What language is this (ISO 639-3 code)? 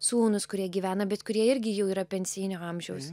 lit